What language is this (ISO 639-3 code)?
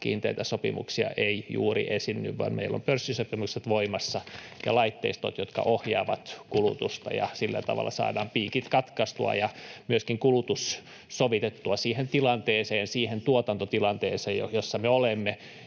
fin